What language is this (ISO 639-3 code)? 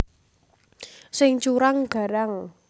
jav